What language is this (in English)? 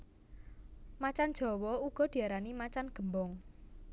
Javanese